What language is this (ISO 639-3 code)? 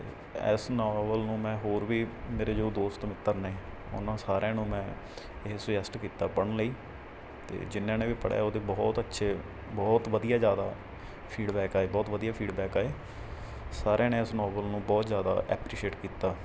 pan